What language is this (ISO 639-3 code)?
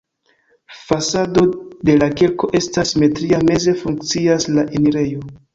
epo